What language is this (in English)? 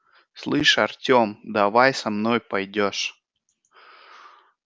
Russian